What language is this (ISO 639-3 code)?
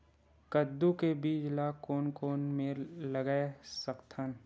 hne